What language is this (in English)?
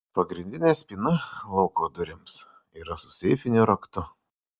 Lithuanian